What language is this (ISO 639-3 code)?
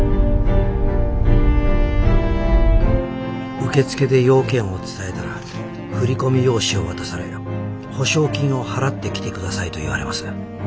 jpn